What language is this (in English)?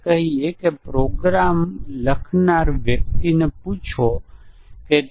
Gujarati